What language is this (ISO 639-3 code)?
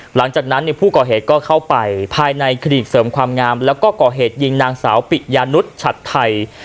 tha